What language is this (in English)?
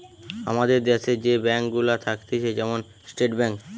Bangla